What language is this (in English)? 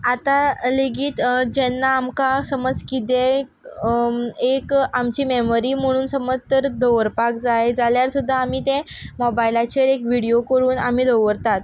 Konkani